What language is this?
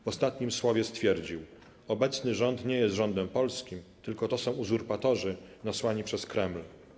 Polish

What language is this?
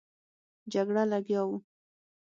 Pashto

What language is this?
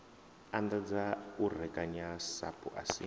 Venda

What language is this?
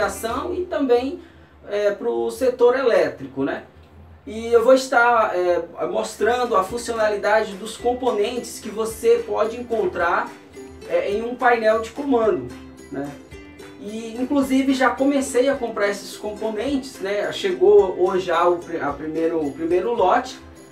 Portuguese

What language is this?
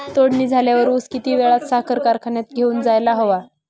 Marathi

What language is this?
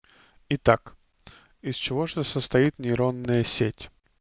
Russian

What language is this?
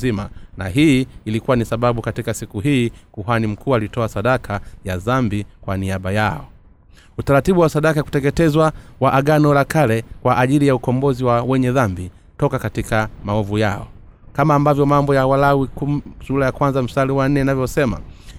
Swahili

